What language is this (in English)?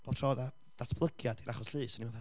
Welsh